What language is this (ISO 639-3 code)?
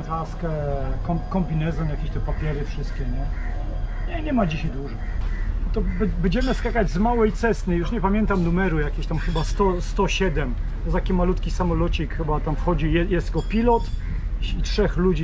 pol